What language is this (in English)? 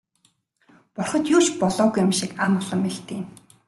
Mongolian